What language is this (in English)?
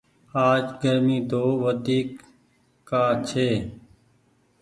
Goaria